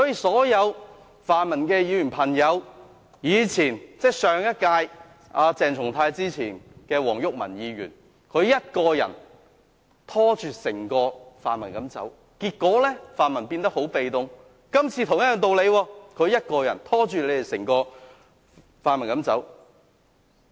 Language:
Cantonese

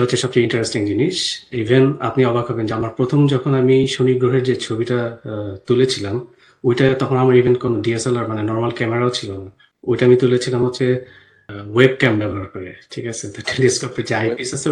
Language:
Bangla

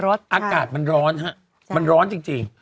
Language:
Thai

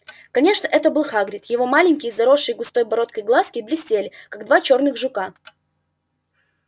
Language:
Russian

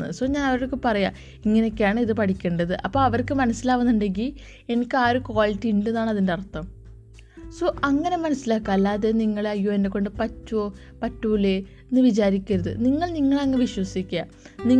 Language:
Malayalam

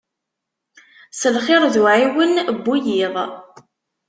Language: Kabyle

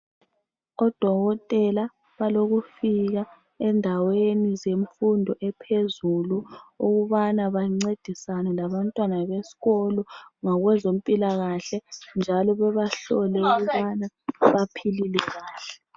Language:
North Ndebele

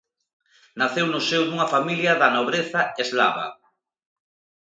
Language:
Galician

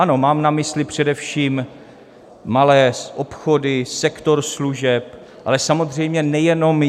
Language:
Czech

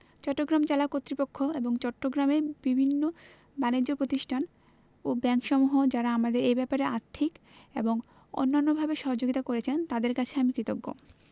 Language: Bangla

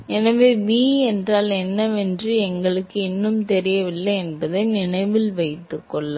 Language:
Tamil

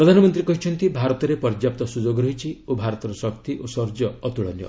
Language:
Odia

